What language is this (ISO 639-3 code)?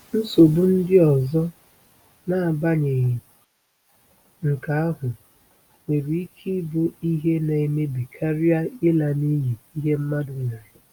ibo